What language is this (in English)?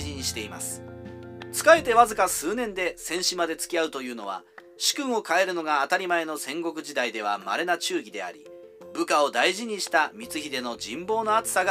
Japanese